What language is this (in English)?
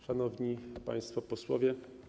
Polish